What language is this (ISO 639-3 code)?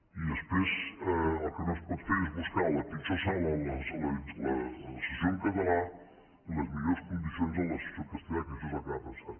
cat